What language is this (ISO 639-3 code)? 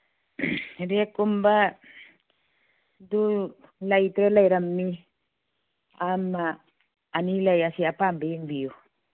mni